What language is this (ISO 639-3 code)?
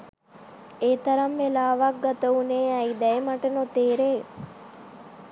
sin